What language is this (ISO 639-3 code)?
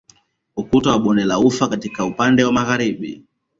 swa